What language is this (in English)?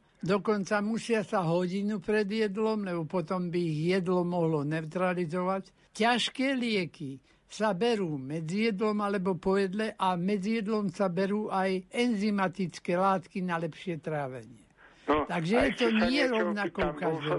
Slovak